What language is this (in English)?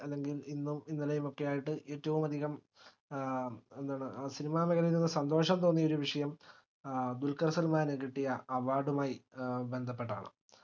Malayalam